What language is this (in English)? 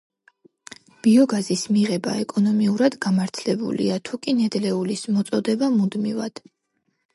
Georgian